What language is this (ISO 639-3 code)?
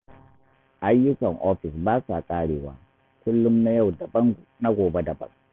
hau